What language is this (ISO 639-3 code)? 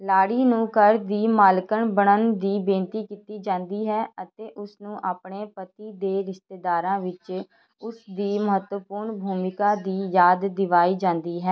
pan